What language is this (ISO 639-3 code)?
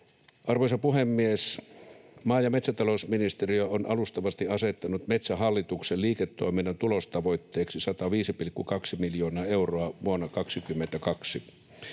fin